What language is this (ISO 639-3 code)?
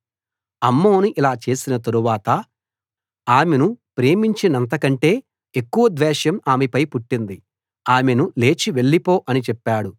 tel